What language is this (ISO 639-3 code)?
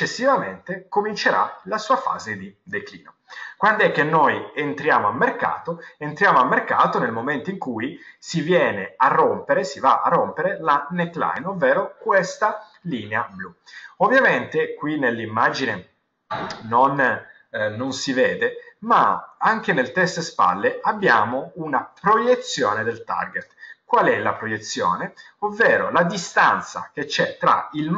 ita